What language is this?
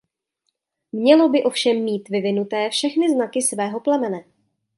Czech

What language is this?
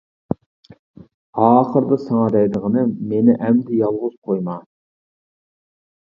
Uyghur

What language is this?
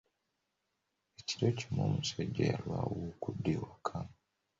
Ganda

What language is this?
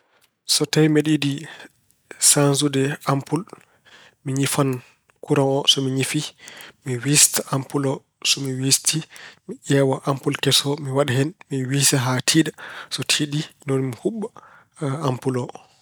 Fula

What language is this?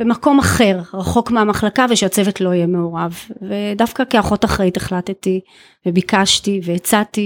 Hebrew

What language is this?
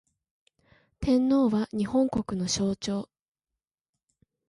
Japanese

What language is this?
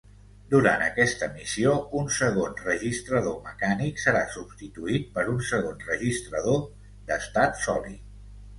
Catalan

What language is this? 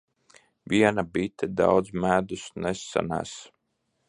Latvian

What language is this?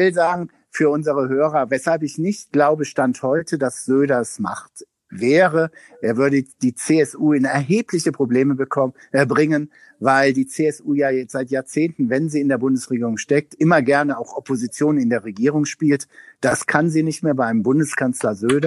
German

